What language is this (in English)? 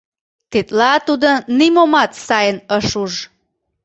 Mari